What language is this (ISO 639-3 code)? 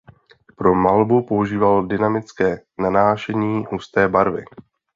ces